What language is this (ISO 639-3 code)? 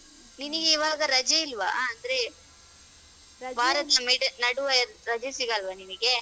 kan